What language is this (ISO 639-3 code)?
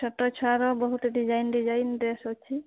ori